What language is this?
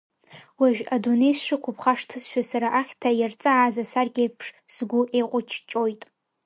Abkhazian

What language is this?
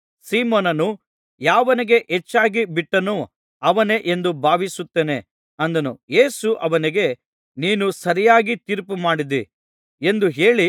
Kannada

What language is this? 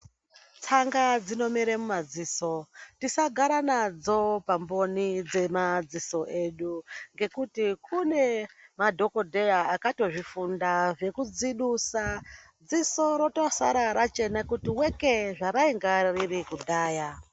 Ndau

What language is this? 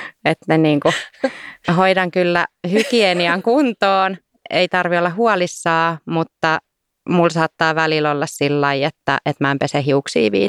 Finnish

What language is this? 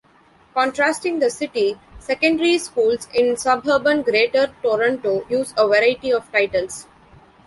English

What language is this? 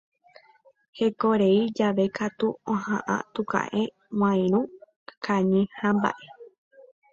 Guarani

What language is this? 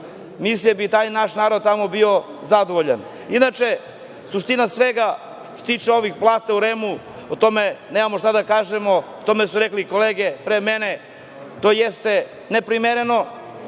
Serbian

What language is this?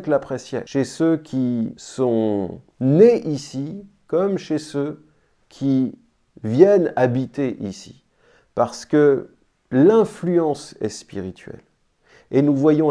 French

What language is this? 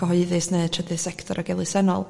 Welsh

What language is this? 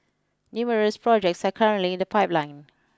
English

